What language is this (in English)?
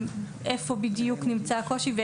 Hebrew